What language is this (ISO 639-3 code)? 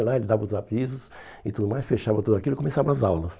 por